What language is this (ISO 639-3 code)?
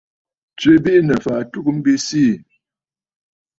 bfd